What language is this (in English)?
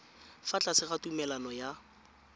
Tswana